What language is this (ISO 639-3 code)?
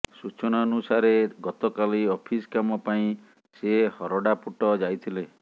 ori